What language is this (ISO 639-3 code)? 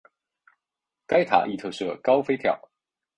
zho